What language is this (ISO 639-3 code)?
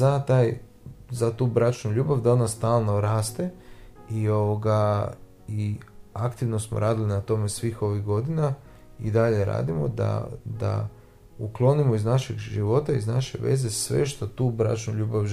hrv